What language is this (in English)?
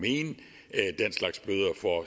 Danish